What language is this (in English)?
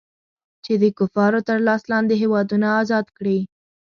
Pashto